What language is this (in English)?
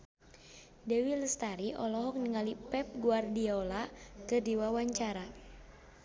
Sundanese